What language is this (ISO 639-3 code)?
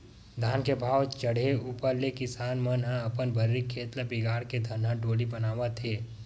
hne